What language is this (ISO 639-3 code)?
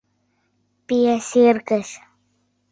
chm